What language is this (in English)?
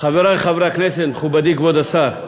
Hebrew